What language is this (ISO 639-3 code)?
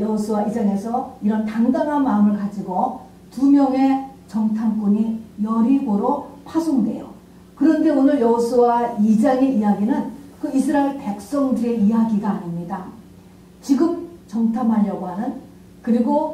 kor